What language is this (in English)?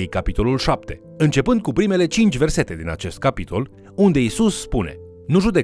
Romanian